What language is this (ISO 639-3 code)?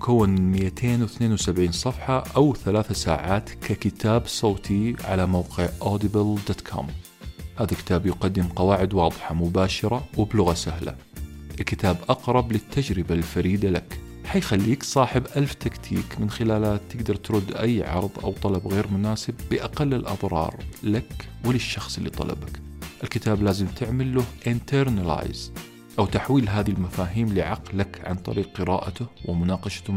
ara